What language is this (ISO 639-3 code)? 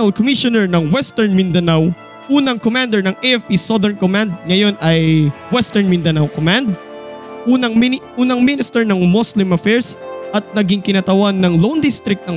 fil